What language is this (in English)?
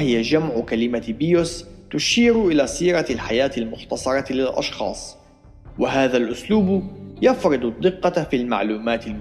Arabic